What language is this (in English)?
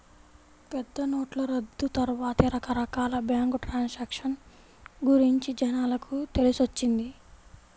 Telugu